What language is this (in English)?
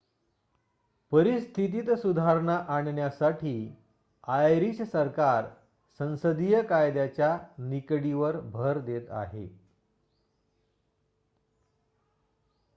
Marathi